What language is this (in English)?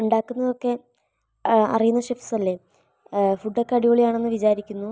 Malayalam